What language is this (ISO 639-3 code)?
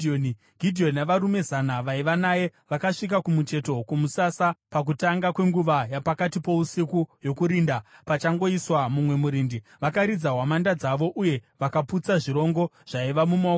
sna